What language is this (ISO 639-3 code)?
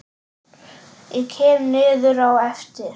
isl